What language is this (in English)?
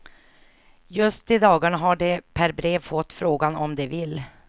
Swedish